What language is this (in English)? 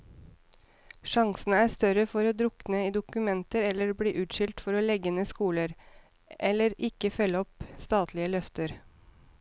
Norwegian